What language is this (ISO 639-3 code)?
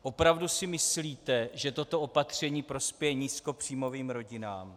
ces